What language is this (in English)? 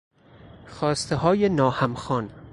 Persian